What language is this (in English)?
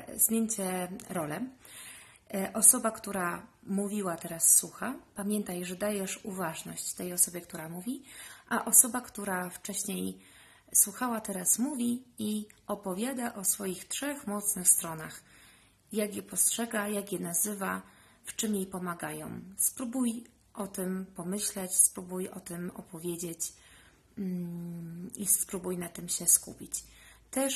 Polish